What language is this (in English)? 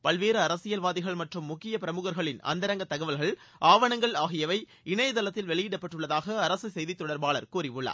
Tamil